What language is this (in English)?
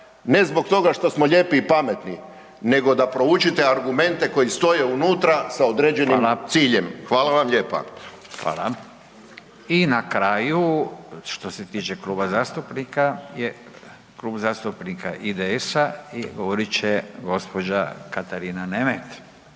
Croatian